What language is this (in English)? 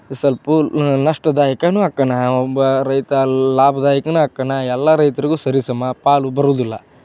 Kannada